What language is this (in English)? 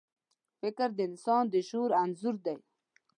Pashto